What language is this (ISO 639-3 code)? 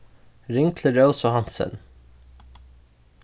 fao